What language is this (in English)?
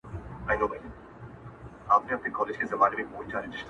Pashto